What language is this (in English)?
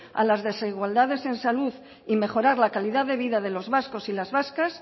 Spanish